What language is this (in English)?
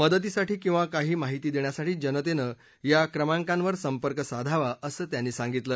Marathi